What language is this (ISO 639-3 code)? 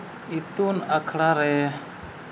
sat